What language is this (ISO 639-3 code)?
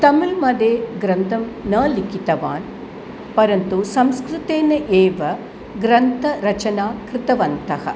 san